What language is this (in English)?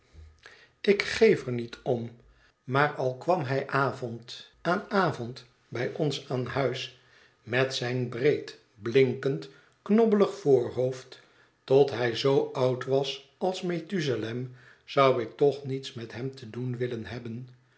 Dutch